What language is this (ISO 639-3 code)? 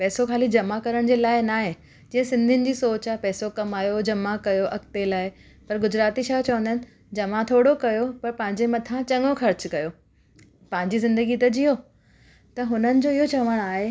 snd